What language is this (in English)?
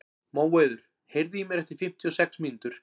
Icelandic